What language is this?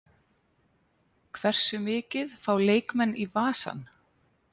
Icelandic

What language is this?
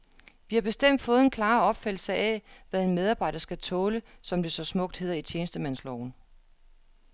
Danish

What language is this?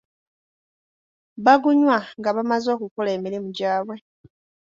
Ganda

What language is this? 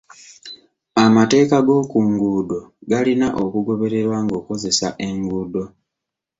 Ganda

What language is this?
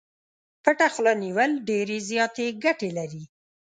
Pashto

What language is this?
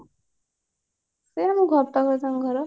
Odia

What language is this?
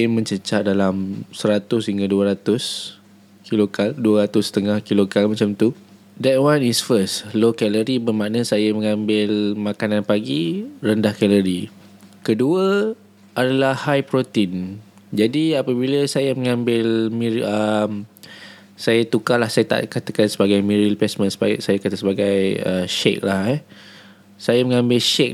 Malay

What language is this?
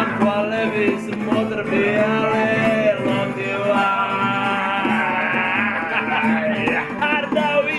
Georgian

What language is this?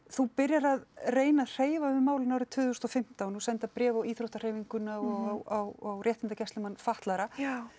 Icelandic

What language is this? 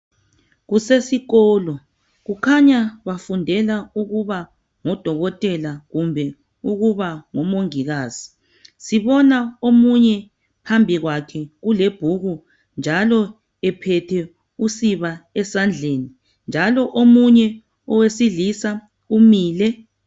North Ndebele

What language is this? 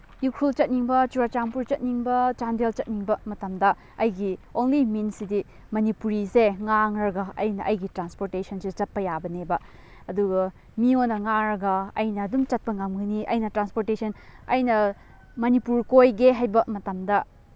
Manipuri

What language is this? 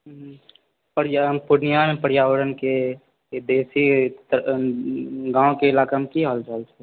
Maithili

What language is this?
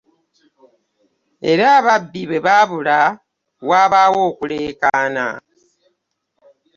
Ganda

